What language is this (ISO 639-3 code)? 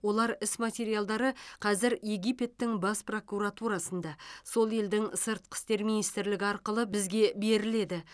kaz